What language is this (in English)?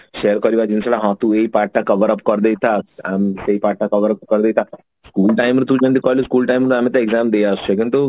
Odia